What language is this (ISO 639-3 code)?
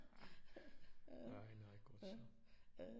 dan